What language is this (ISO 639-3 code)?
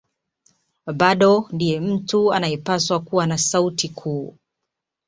swa